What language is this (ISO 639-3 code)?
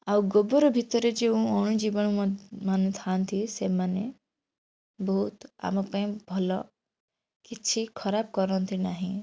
ori